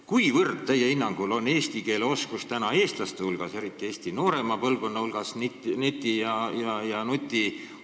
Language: Estonian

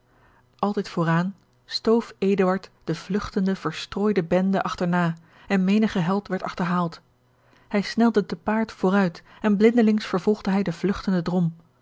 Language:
Dutch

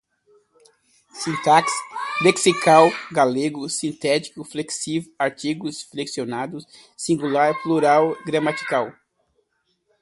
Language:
Portuguese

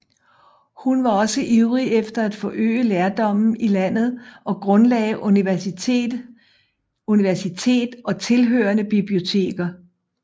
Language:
Danish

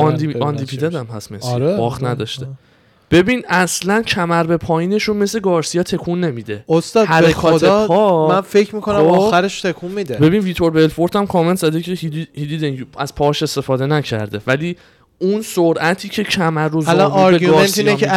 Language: Persian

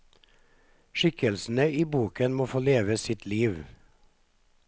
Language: Norwegian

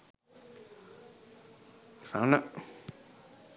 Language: Sinhala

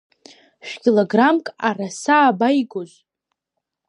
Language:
Abkhazian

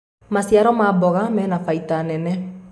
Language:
Kikuyu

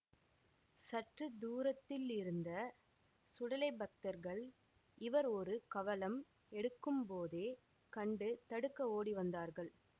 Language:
Tamil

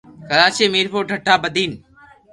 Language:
Loarki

